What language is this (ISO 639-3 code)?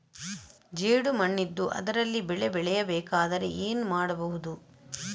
kan